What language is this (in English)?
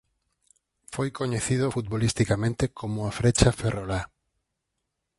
Galician